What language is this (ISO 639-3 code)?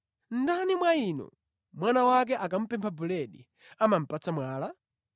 nya